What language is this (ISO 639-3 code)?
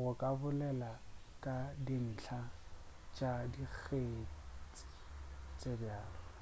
nso